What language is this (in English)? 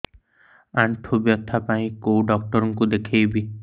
Odia